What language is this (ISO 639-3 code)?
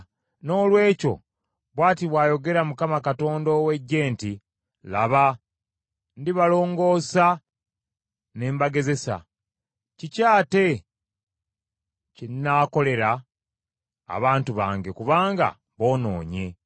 lug